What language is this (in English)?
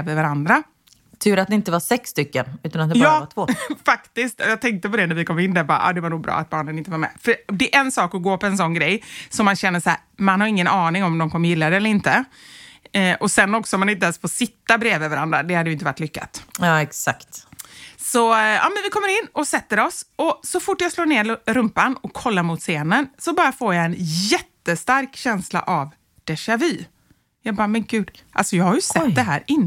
Swedish